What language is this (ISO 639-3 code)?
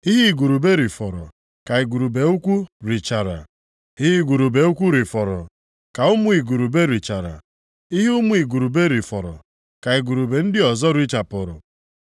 ibo